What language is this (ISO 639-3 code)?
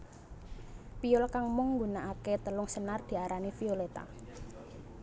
jav